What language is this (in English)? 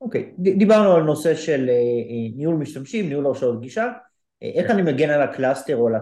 Hebrew